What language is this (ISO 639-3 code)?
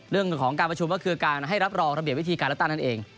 tha